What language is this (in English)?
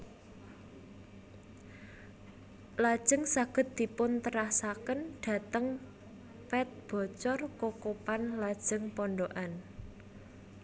Javanese